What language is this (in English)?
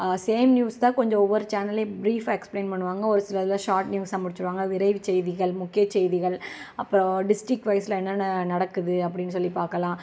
Tamil